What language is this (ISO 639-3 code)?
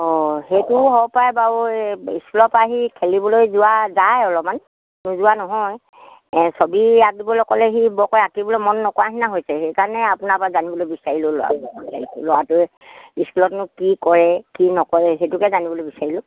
asm